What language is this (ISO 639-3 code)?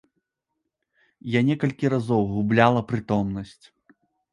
bel